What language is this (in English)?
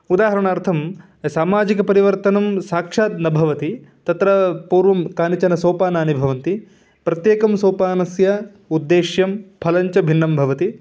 Sanskrit